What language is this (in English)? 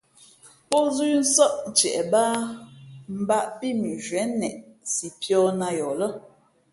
Fe'fe'